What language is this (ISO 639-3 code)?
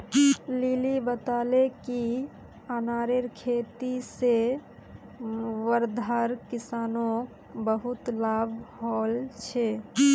mag